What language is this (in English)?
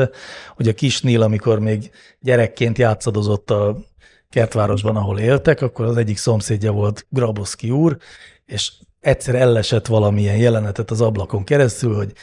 Hungarian